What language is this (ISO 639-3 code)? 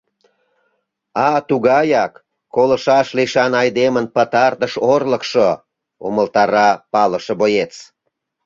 chm